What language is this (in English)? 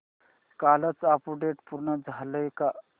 Marathi